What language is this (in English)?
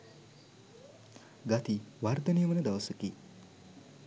Sinhala